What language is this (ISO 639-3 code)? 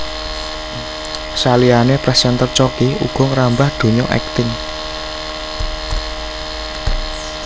jav